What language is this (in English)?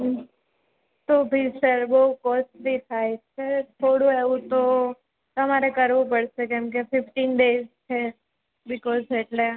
Gujarati